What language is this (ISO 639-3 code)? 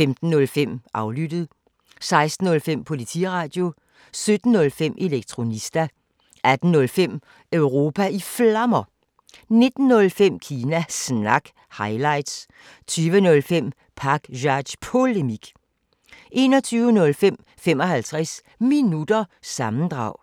dan